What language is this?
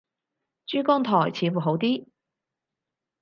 Cantonese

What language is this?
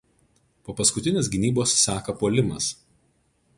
Lithuanian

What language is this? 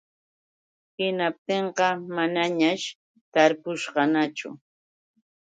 Yauyos Quechua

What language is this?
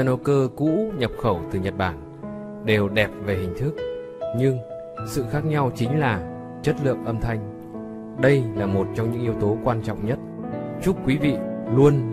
Vietnamese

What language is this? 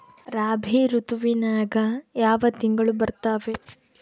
Kannada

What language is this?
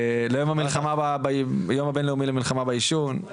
Hebrew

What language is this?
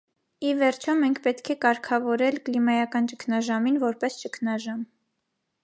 Armenian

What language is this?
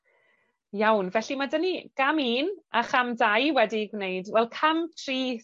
Welsh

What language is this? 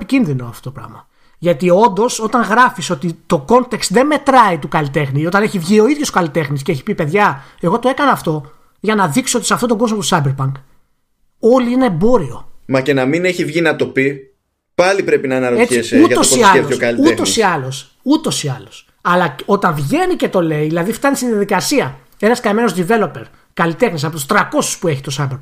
Greek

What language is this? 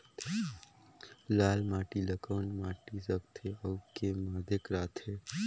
Chhattisgarhi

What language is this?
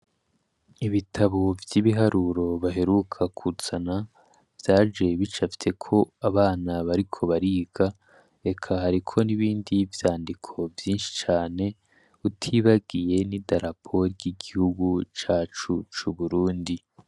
Rundi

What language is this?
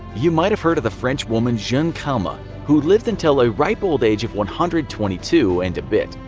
English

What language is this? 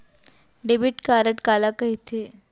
Chhattisgarhi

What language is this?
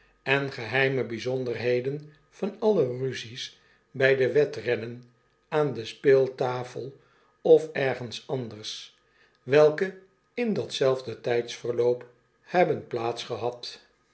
Dutch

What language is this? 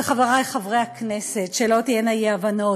Hebrew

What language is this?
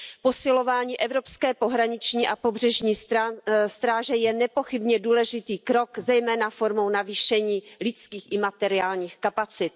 Czech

